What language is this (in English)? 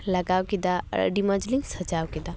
Santali